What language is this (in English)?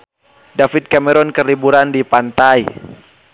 Sundanese